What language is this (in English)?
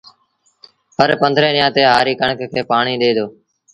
Sindhi Bhil